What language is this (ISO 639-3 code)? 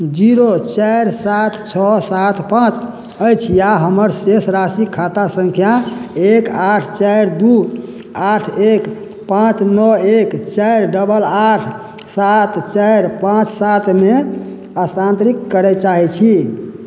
mai